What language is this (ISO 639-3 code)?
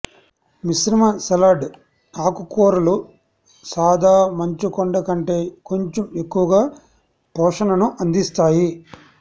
tel